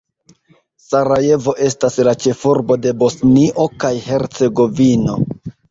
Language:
Esperanto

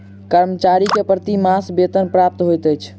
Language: Maithili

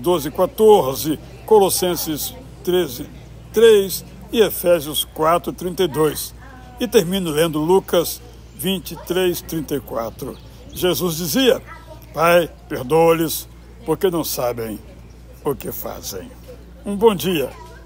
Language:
Portuguese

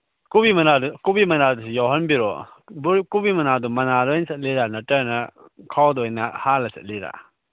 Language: Manipuri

